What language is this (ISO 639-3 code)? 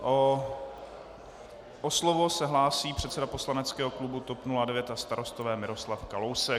ces